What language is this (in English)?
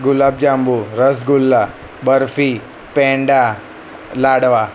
Gujarati